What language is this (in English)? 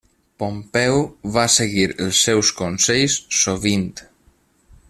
Catalan